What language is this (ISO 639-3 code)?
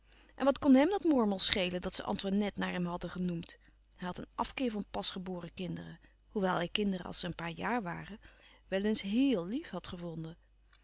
nld